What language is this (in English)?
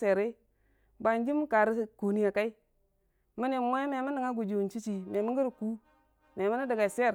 Dijim-Bwilim